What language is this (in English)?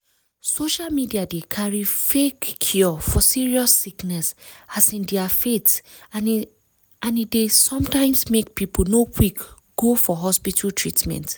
Nigerian Pidgin